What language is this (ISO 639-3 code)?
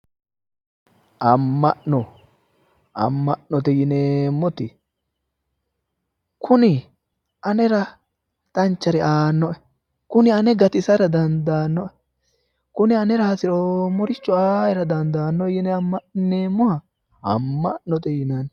sid